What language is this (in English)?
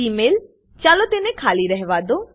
Gujarati